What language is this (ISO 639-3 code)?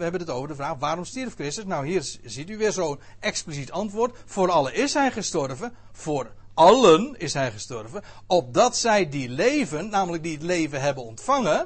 nld